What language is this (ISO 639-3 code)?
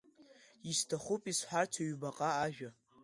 abk